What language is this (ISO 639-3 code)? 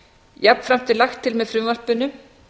isl